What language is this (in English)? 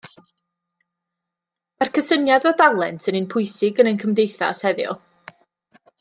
Welsh